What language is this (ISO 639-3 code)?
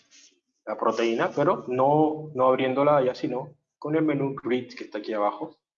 spa